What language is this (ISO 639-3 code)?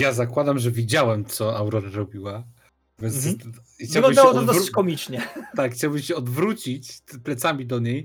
pol